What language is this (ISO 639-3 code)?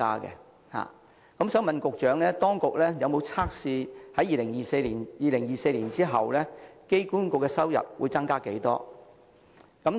yue